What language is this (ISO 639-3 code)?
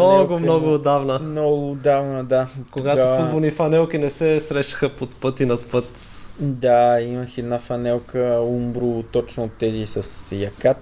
bul